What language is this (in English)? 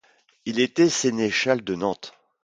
French